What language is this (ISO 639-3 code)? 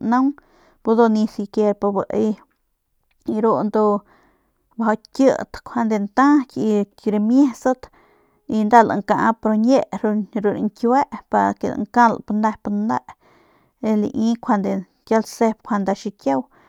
pmq